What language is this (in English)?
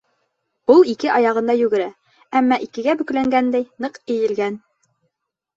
Bashkir